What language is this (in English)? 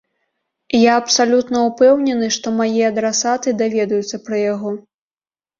Belarusian